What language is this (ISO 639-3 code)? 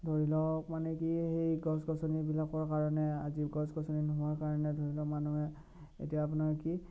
asm